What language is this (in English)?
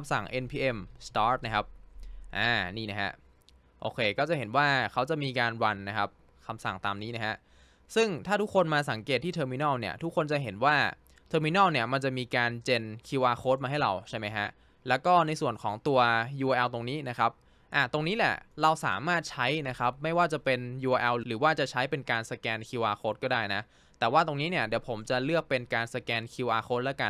Thai